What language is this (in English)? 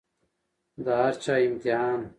Pashto